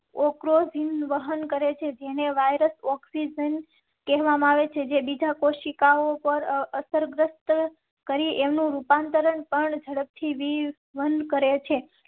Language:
Gujarati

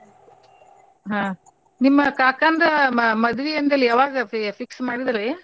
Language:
Kannada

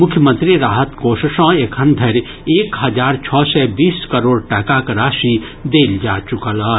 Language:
Maithili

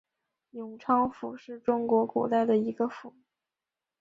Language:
Chinese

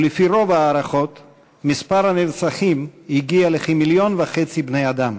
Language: Hebrew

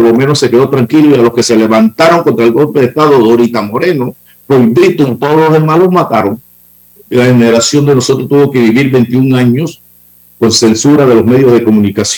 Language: Spanish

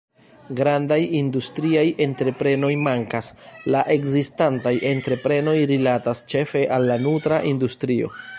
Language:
Esperanto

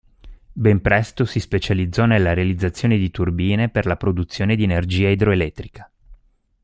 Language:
Italian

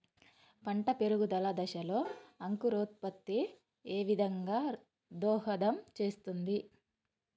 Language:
Telugu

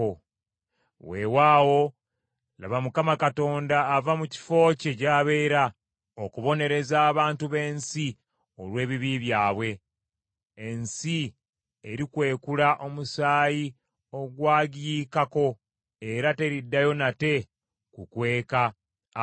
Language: Ganda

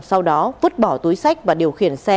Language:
Vietnamese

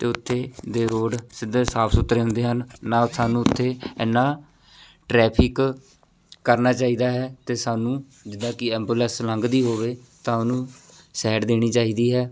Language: Punjabi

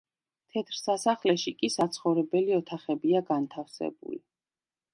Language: Georgian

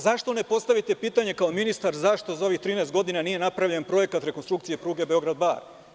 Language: Serbian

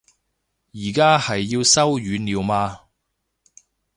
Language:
Cantonese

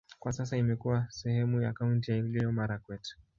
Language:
Swahili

